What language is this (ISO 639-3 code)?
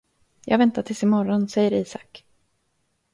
swe